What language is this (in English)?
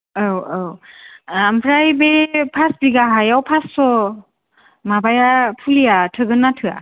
Bodo